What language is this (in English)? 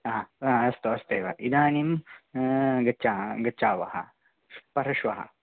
Sanskrit